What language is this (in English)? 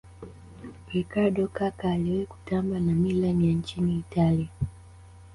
Swahili